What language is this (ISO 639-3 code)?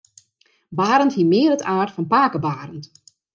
fry